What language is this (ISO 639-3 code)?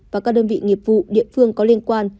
vie